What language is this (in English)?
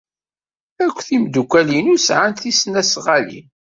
Kabyle